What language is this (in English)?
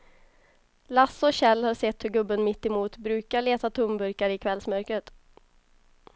Swedish